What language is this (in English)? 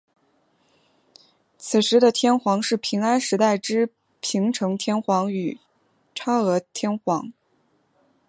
Chinese